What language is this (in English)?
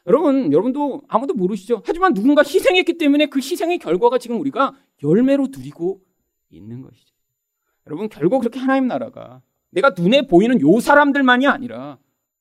Korean